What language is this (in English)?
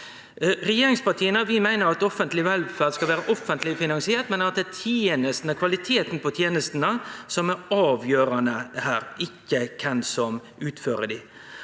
Norwegian